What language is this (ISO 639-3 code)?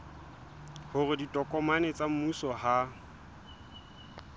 sot